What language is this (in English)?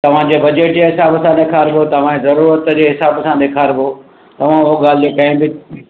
Sindhi